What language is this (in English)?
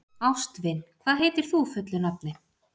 Icelandic